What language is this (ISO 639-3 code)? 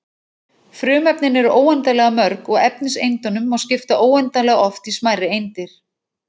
isl